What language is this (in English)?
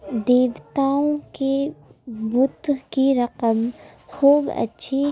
Urdu